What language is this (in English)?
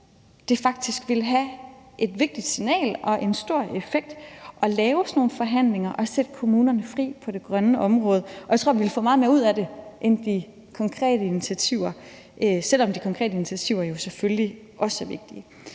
Danish